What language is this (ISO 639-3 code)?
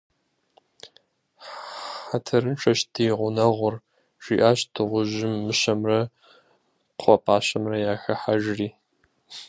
kbd